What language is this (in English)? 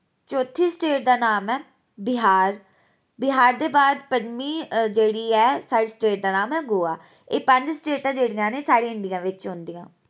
Dogri